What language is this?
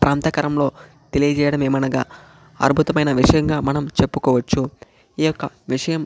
Telugu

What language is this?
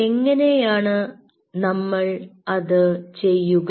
Malayalam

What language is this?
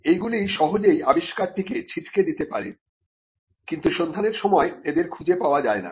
Bangla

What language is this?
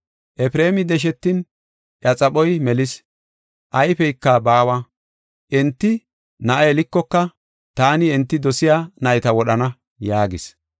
Gofa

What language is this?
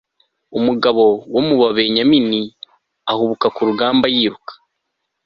Kinyarwanda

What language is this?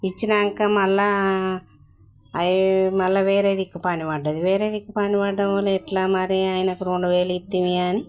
Telugu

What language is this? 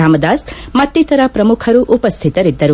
Kannada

